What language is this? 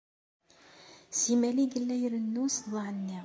Kabyle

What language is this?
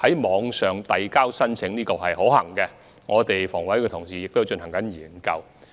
Cantonese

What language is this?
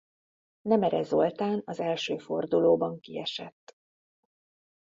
Hungarian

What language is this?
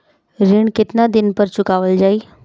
Bhojpuri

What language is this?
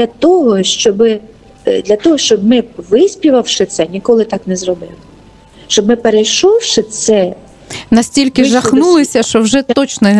Ukrainian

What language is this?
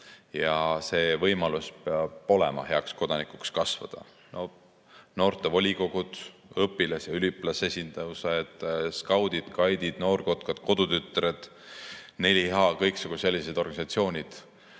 Estonian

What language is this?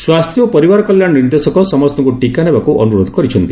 Odia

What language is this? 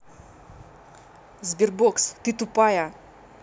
Russian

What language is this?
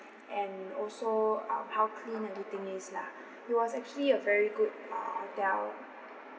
English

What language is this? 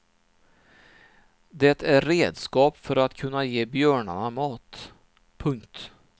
Swedish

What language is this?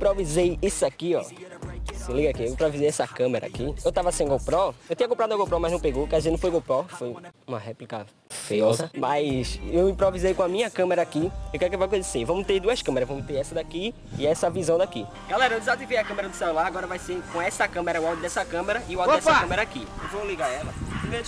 Portuguese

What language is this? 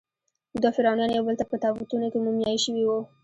Pashto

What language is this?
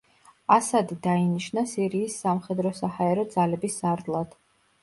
Georgian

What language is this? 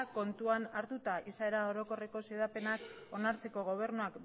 Basque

